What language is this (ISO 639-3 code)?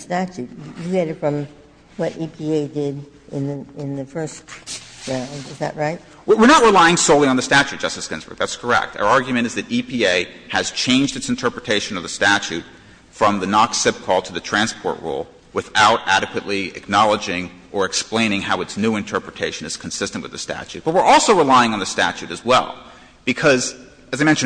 eng